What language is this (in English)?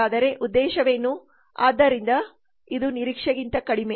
Kannada